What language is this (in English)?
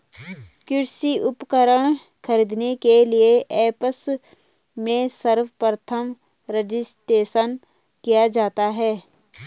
Hindi